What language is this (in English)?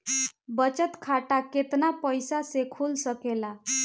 Bhojpuri